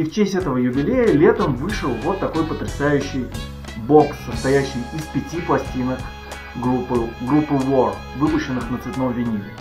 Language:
Russian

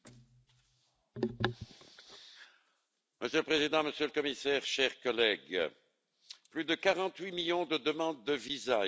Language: French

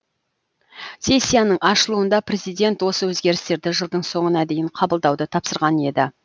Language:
Kazakh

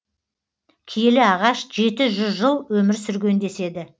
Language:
Kazakh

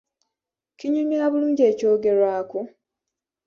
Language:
Ganda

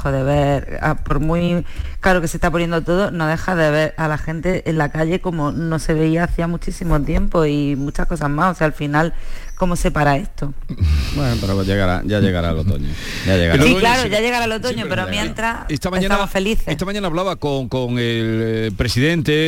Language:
Spanish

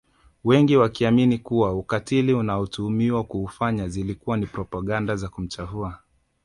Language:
Swahili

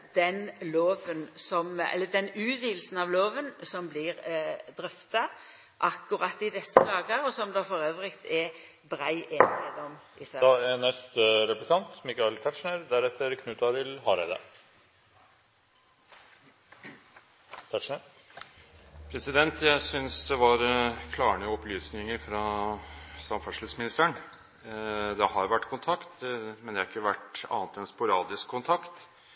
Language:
Norwegian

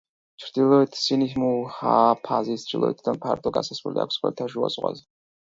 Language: Georgian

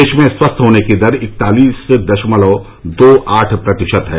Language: Hindi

